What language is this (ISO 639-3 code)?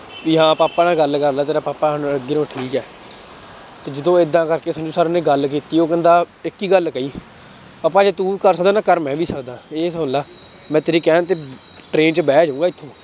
pan